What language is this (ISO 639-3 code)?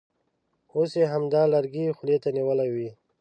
pus